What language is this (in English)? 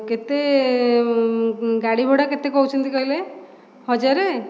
Odia